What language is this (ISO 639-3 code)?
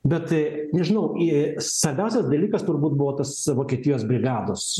lit